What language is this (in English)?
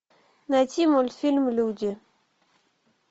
Russian